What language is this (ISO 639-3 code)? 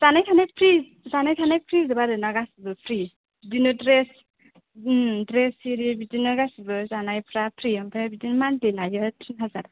brx